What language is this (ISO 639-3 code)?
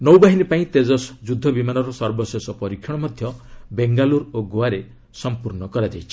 ori